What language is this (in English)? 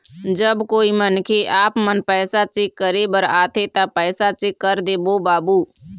Chhattisgarhi